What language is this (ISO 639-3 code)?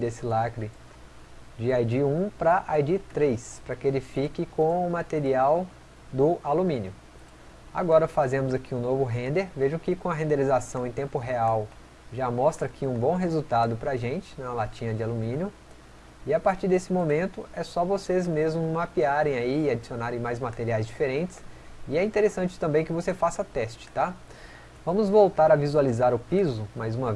por